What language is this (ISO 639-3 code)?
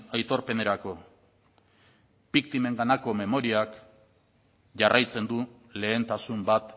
eus